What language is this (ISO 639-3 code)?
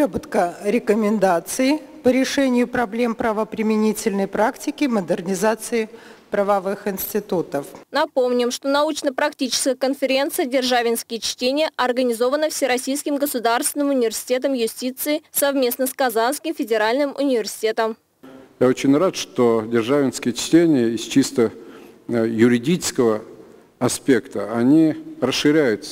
rus